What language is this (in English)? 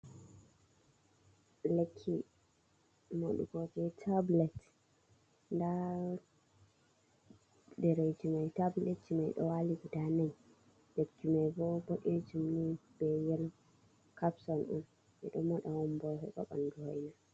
Fula